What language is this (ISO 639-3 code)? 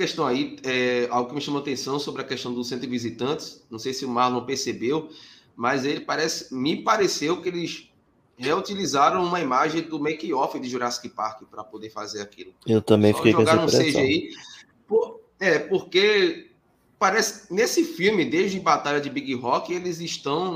por